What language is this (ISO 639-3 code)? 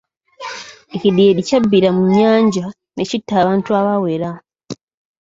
lug